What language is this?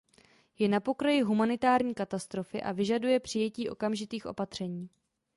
Czech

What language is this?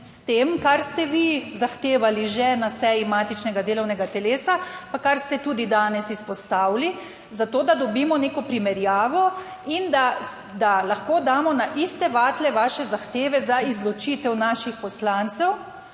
Slovenian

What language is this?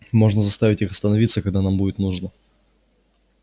Russian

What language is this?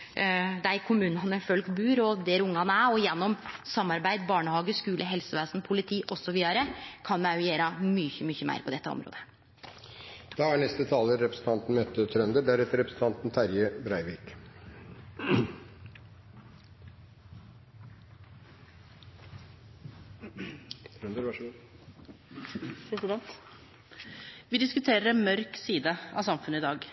Norwegian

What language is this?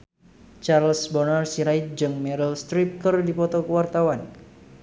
Sundanese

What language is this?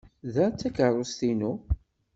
Kabyle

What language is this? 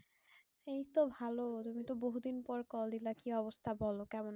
Bangla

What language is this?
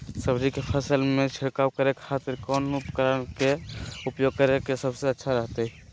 Magahi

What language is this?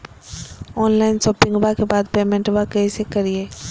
Magahi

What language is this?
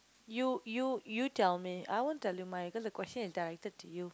English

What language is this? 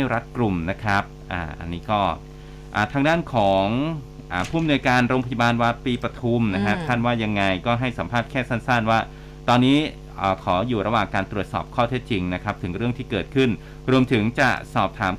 Thai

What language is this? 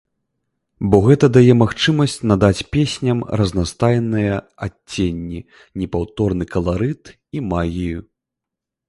Belarusian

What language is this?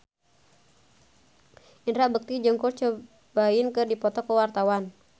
Sundanese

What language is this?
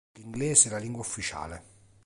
Italian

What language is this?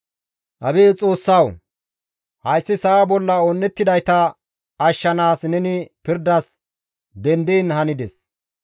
Gamo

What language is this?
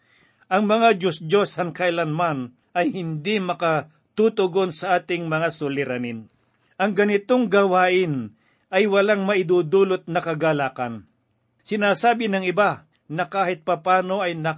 Filipino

